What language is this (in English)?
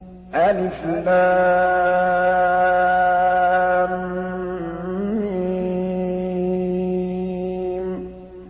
Arabic